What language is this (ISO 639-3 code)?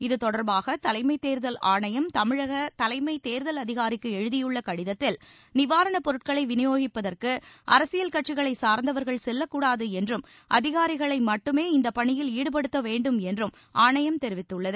tam